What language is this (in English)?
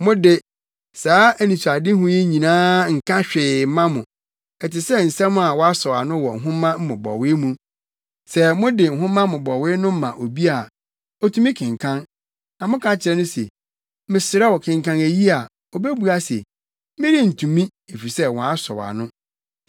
Akan